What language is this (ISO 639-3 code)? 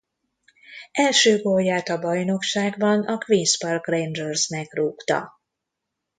hun